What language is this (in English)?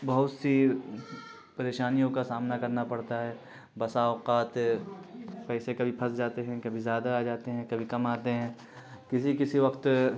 Urdu